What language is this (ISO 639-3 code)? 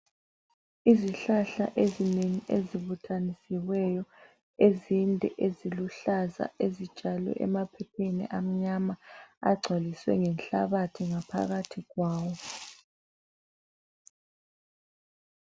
nde